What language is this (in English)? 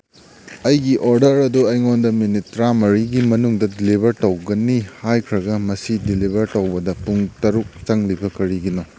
Manipuri